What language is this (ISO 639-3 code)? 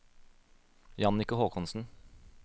nor